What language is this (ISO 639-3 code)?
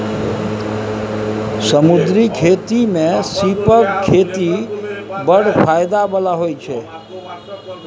mai